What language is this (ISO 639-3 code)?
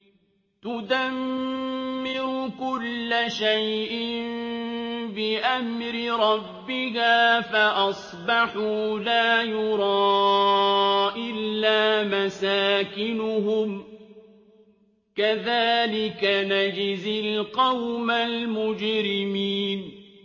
ara